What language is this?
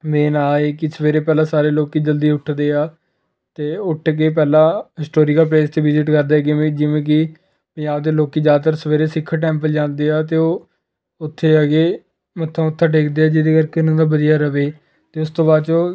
Punjabi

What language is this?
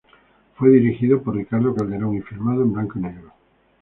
Spanish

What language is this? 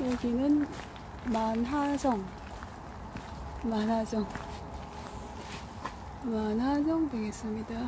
Korean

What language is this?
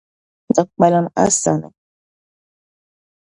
Dagbani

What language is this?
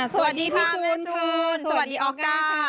Thai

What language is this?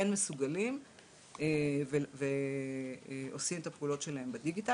Hebrew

